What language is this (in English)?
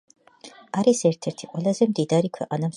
Georgian